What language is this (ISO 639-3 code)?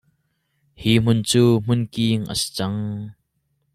cnh